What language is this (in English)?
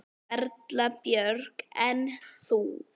Icelandic